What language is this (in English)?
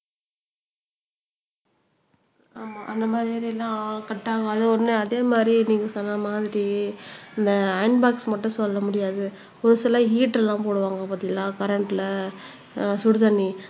Tamil